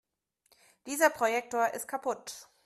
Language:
German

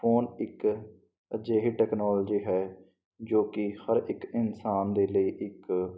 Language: Punjabi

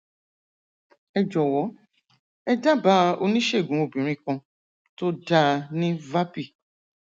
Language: Yoruba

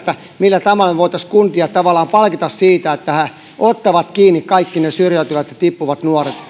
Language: Finnish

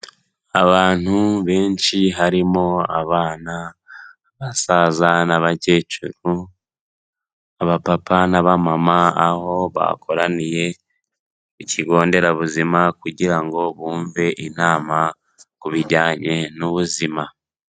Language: Kinyarwanda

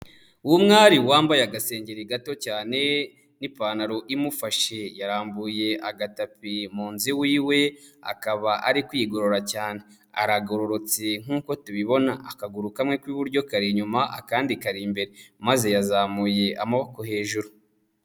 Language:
Kinyarwanda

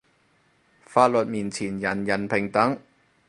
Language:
Cantonese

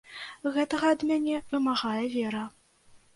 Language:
Belarusian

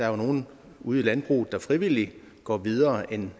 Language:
Danish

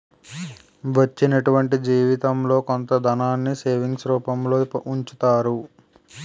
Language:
Telugu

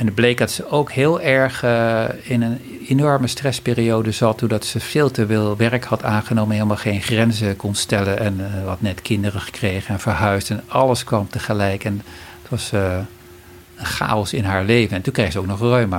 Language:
Dutch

